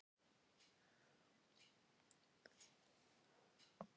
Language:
Icelandic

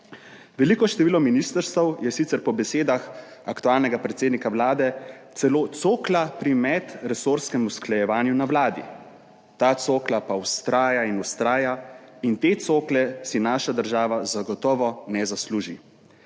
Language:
Slovenian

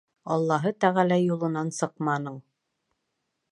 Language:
Bashkir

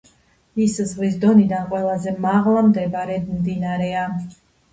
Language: Georgian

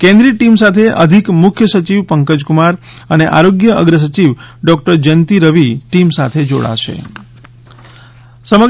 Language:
Gujarati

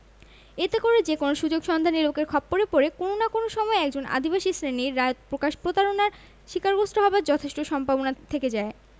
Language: Bangla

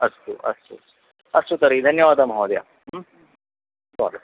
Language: Sanskrit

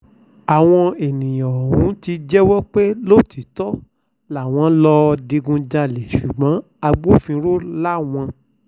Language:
Yoruba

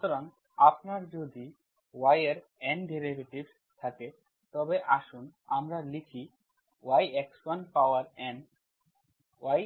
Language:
Bangla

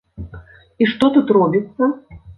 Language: Belarusian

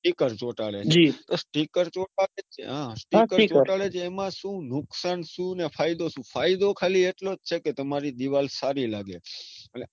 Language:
Gujarati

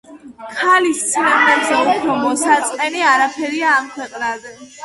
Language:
Georgian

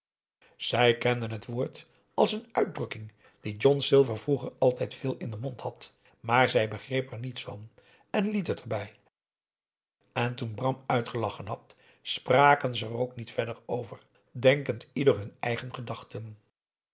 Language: Dutch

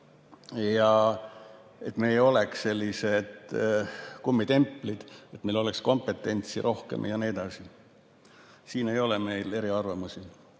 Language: Estonian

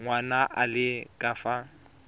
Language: Tswana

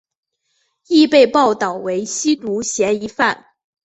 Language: Chinese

